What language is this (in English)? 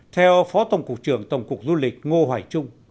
Vietnamese